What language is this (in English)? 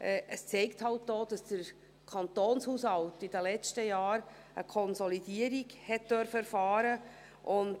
Swiss German